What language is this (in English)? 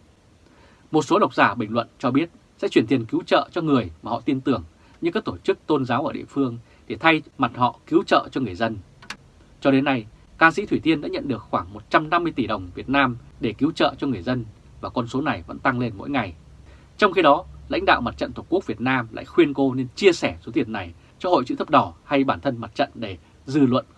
Vietnamese